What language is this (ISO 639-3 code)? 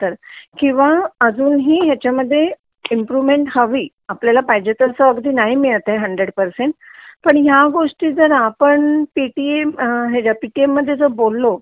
mar